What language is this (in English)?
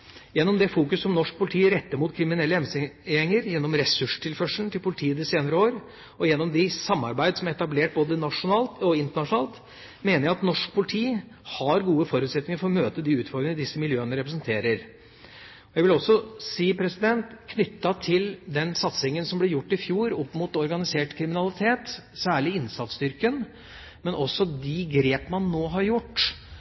Norwegian Bokmål